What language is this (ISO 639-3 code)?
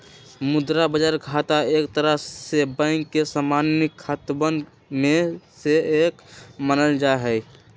mag